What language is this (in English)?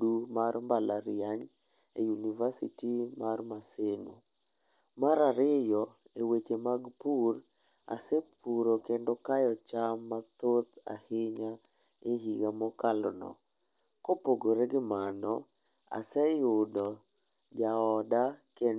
Luo (Kenya and Tanzania)